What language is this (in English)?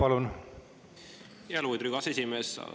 Estonian